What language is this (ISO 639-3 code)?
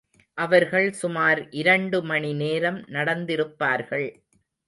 tam